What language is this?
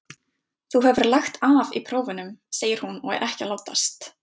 Icelandic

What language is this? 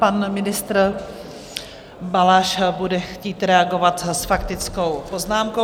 Czech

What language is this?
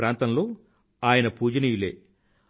Telugu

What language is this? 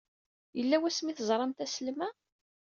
Kabyle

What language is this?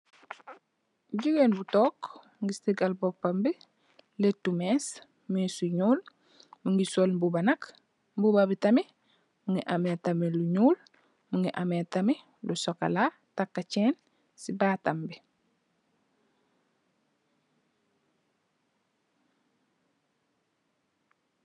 Wolof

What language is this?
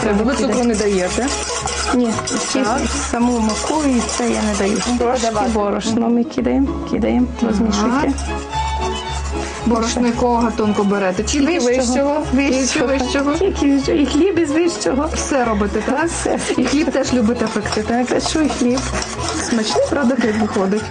Ukrainian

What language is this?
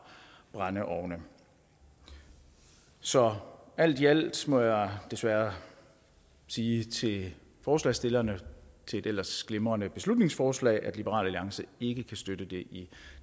Danish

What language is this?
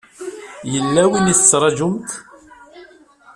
Kabyle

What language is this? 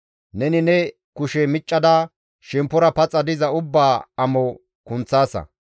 Gamo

